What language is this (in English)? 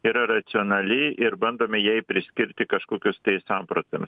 Lithuanian